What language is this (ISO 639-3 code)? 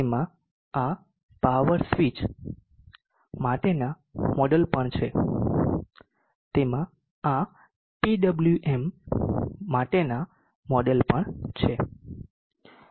guj